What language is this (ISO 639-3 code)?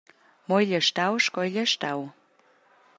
roh